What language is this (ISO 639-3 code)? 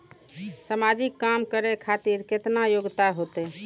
mai